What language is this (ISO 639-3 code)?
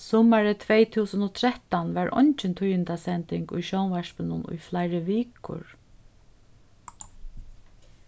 fao